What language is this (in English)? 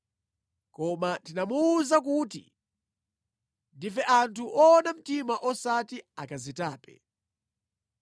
Nyanja